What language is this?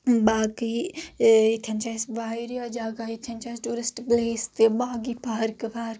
Kashmiri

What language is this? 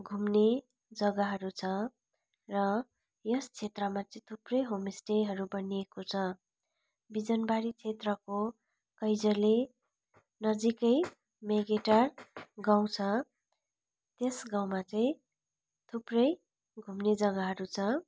Nepali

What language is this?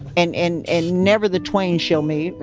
English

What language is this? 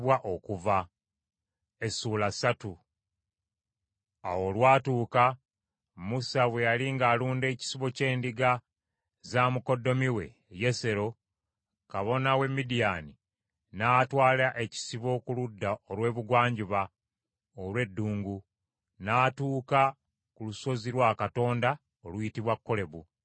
Ganda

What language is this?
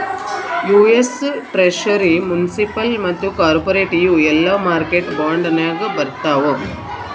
Kannada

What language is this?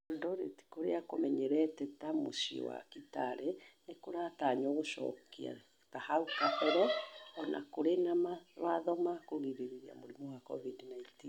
Kikuyu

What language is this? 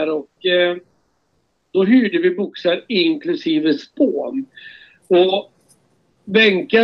Swedish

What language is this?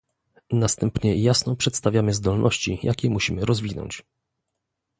Polish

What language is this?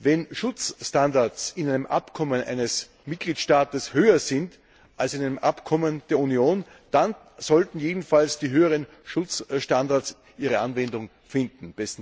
German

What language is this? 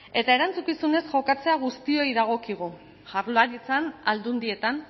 Basque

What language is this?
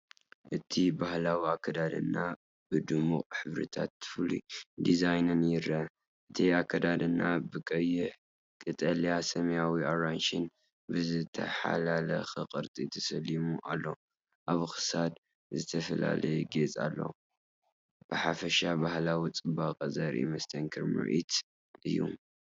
Tigrinya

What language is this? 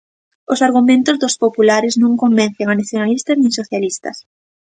Galician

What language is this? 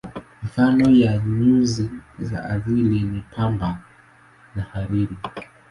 Swahili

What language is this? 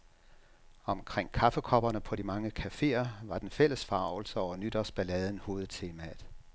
Danish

